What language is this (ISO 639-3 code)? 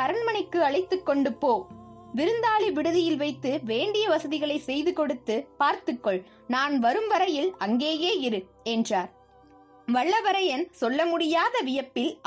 tam